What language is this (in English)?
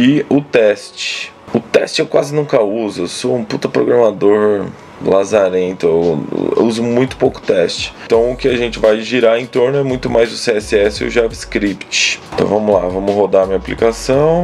Portuguese